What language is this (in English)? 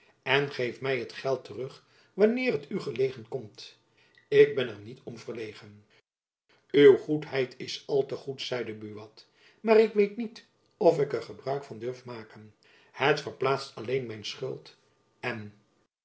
Dutch